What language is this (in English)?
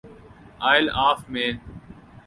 Urdu